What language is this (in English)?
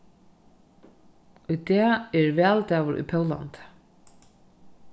Faroese